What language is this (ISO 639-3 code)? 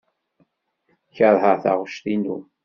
kab